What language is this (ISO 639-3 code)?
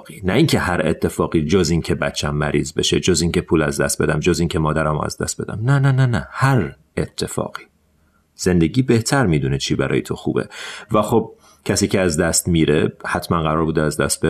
fas